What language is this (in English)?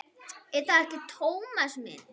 Icelandic